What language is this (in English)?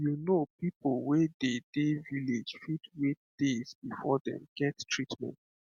Nigerian Pidgin